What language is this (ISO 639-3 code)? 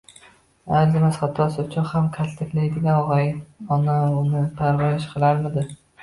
uzb